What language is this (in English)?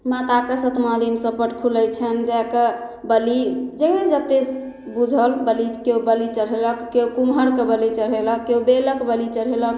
Maithili